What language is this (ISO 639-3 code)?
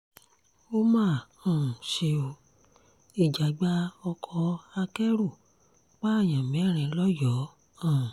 yor